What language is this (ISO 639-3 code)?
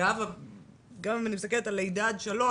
heb